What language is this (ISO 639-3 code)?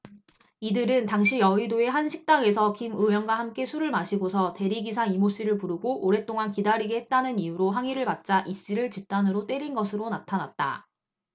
kor